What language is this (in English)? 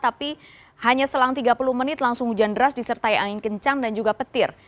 Indonesian